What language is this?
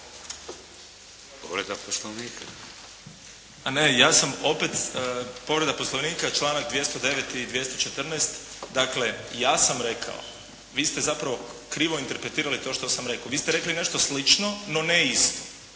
Croatian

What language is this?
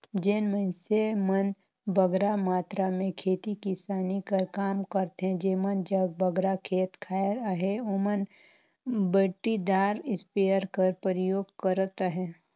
Chhattisgarhi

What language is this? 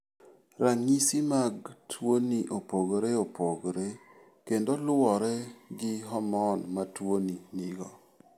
Luo (Kenya and Tanzania)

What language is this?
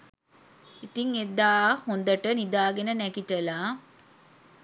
Sinhala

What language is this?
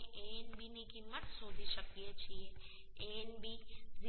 Gujarati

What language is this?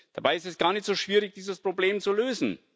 German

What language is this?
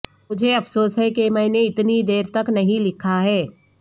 Urdu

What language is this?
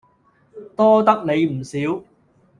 Cantonese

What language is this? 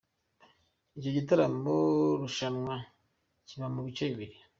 Kinyarwanda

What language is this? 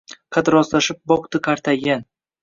Uzbek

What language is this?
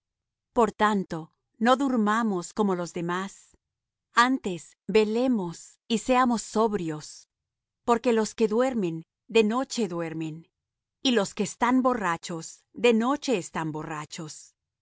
Spanish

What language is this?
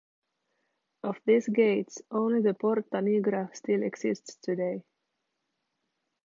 English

